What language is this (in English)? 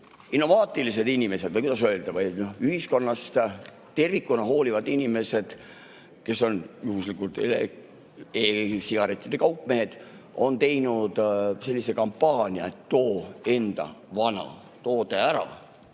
Estonian